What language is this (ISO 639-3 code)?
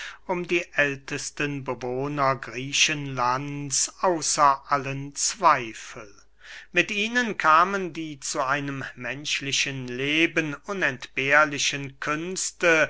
deu